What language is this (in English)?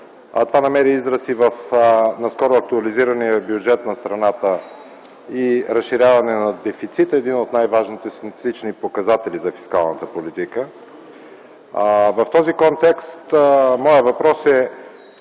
Bulgarian